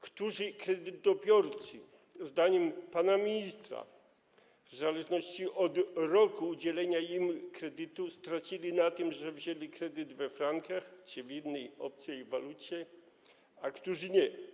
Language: Polish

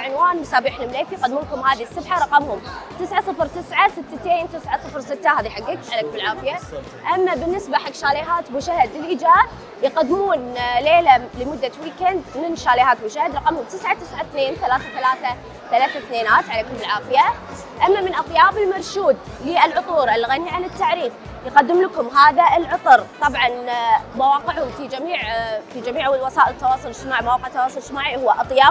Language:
Arabic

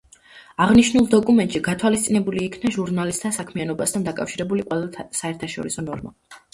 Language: Georgian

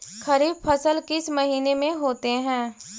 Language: Magahi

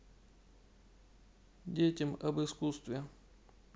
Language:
Russian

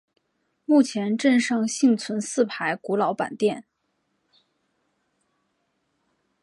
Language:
Chinese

